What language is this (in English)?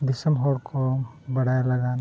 Santali